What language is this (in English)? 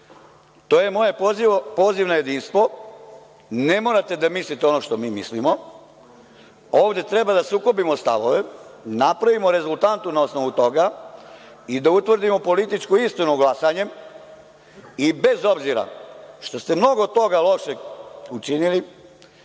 Serbian